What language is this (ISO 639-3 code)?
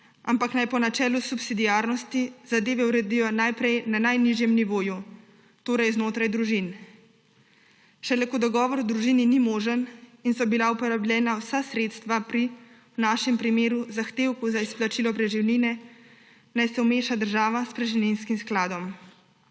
slv